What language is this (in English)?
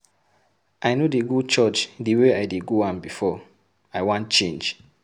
Nigerian Pidgin